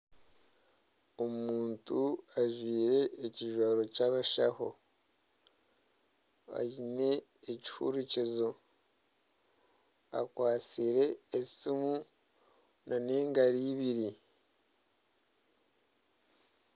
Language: Nyankole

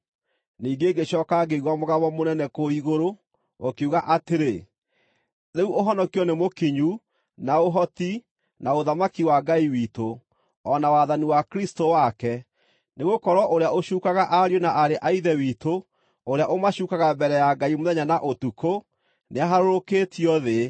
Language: Kikuyu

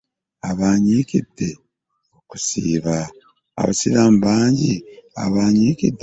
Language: Ganda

